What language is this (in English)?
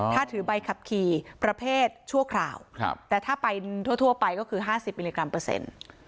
Thai